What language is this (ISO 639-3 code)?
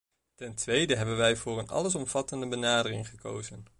nld